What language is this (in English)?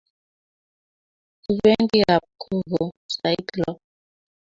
Kalenjin